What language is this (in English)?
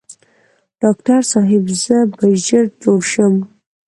Pashto